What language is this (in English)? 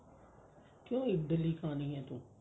Punjabi